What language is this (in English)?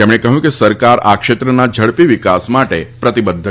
Gujarati